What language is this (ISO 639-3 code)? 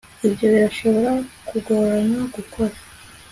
kin